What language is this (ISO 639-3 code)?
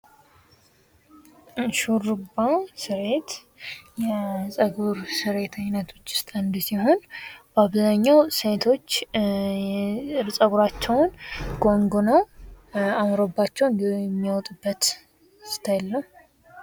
amh